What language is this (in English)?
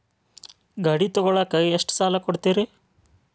Kannada